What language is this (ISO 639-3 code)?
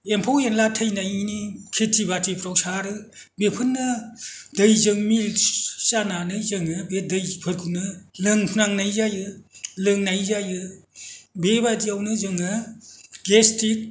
brx